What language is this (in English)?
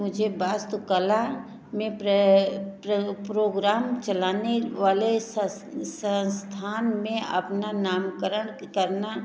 Hindi